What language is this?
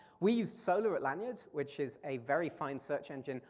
English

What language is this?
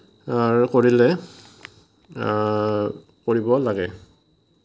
Assamese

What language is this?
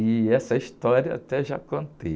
Portuguese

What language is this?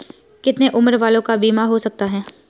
Hindi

